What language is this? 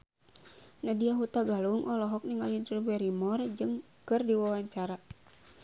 Sundanese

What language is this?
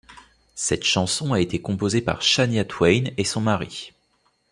French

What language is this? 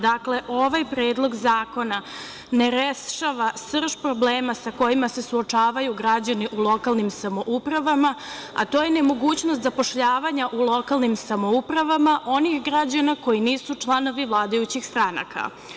Serbian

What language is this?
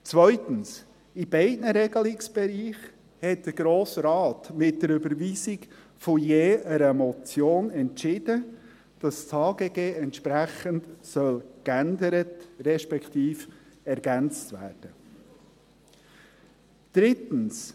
Swiss German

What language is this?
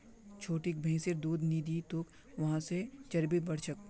Magahi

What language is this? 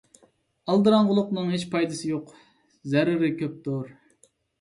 Uyghur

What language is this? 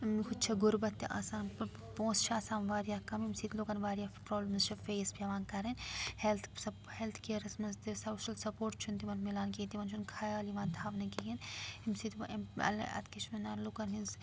Kashmiri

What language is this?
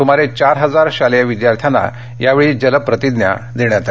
Marathi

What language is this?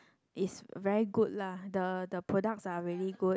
English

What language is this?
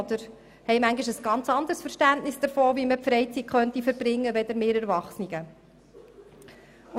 Swiss German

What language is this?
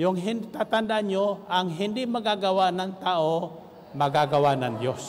Filipino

